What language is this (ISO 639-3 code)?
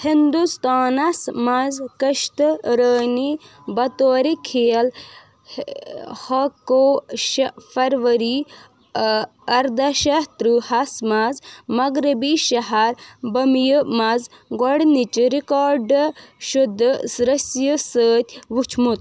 kas